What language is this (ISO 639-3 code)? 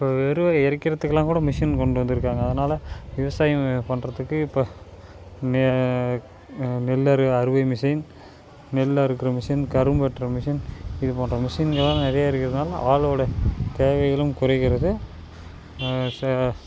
tam